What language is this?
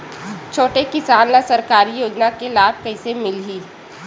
Chhattisgarhi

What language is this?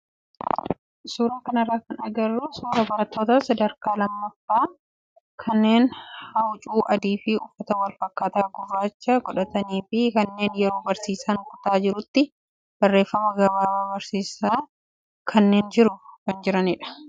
Oromo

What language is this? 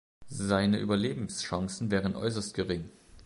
German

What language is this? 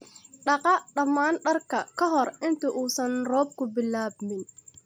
Somali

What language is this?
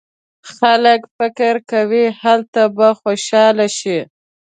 Pashto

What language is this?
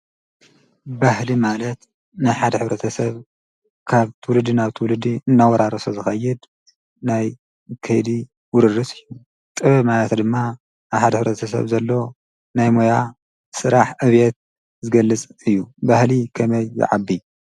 Tigrinya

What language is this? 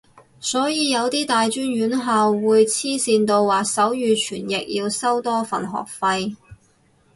Cantonese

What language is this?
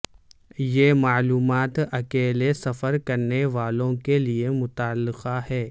Urdu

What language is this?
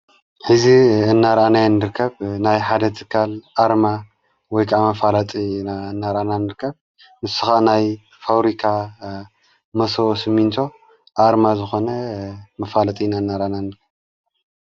Tigrinya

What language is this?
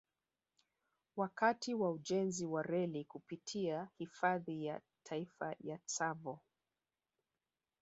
Swahili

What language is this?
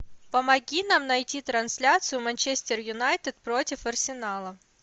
Russian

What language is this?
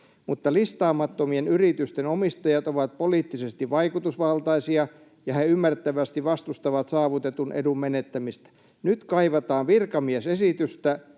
Finnish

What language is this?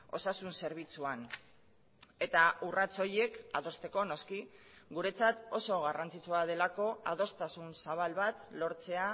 Basque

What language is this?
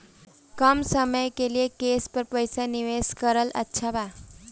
Bhojpuri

